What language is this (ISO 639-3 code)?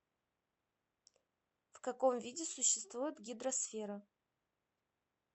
rus